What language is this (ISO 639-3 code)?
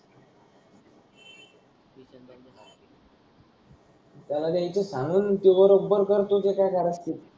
mar